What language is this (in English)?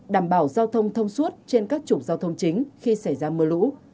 Vietnamese